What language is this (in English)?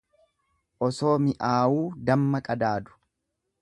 Oromo